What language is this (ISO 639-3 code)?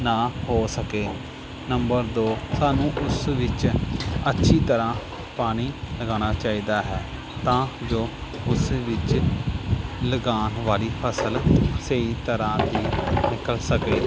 pan